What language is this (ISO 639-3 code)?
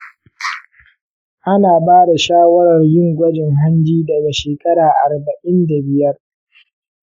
hau